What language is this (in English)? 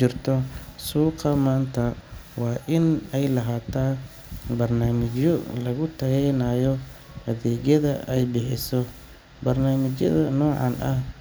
Somali